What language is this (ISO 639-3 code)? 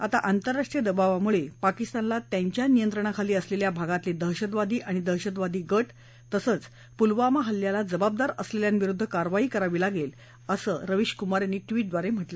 mar